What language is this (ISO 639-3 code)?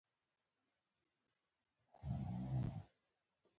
pus